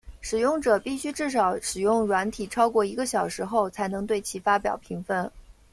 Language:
Chinese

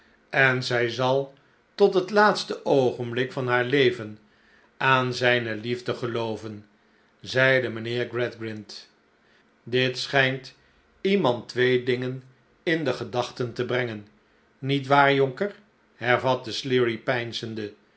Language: Dutch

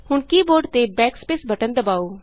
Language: Punjabi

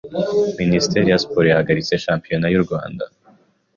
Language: Kinyarwanda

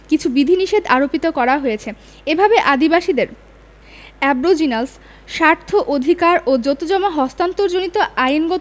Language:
Bangla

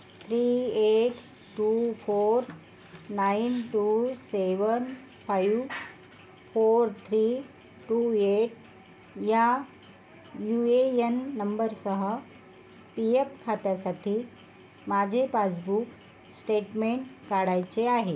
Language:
Marathi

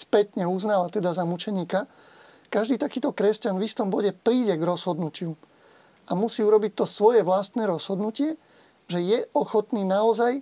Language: Slovak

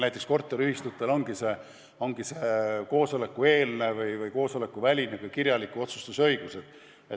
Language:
Estonian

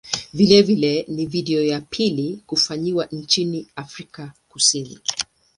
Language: Swahili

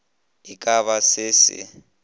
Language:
Northern Sotho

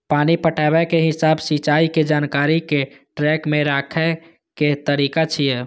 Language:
Maithili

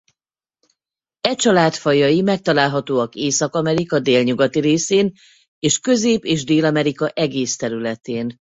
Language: Hungarian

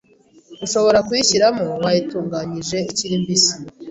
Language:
Kinyarwanda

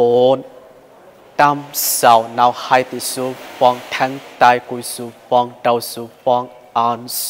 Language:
Thai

